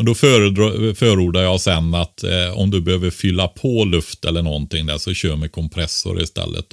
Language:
Swedish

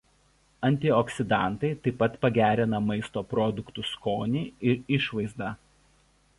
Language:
Lithuanian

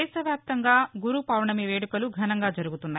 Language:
Telugu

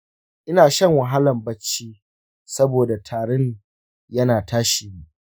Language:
Hausa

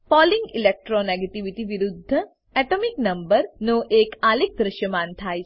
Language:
Gujarati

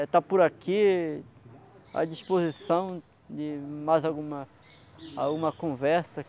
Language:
Portuguese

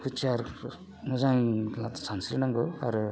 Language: Bodo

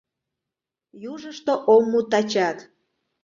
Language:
Mari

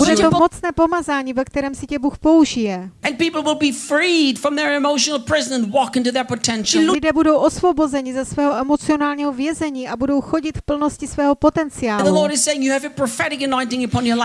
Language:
Czech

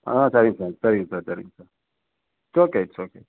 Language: Tamil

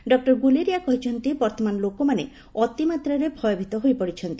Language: Odia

